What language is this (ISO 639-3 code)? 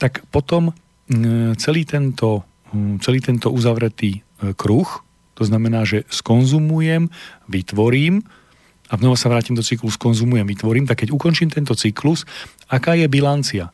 slk